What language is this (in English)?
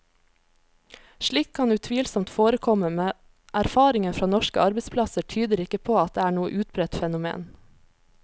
Norwegian